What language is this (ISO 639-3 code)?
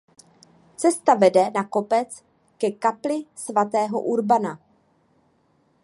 ces